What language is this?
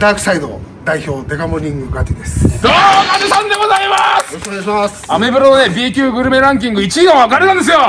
Japanese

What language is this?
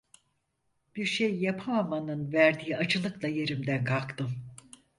Turkish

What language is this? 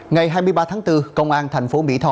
Vietnamese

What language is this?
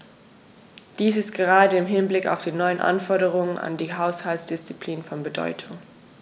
German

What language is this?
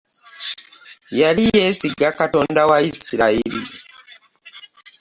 Ganda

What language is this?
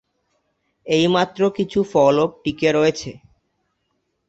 Bangla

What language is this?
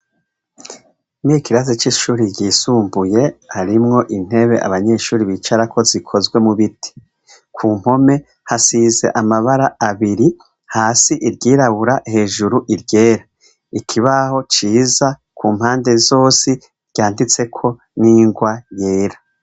Rundi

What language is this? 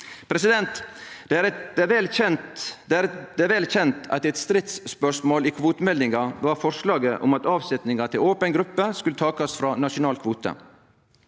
Norwegian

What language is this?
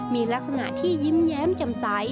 Thai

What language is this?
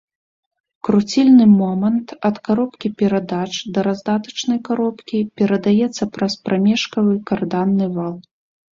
Belarusian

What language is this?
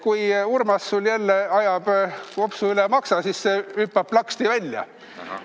Estonian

